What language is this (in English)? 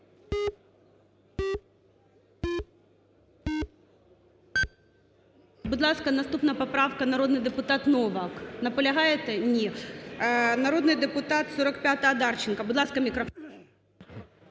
Ukrainian